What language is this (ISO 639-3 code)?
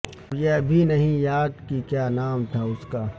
urd